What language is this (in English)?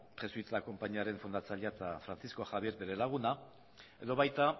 Basque